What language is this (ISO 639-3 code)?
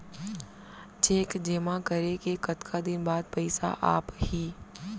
hne